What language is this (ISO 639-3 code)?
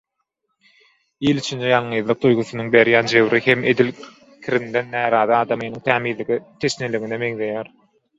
tuk